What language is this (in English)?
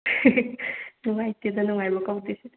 Manipuri